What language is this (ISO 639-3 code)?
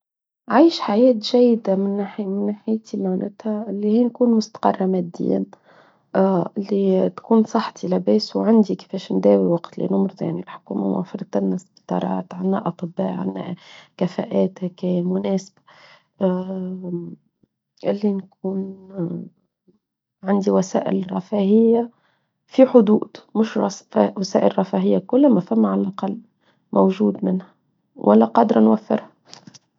aeb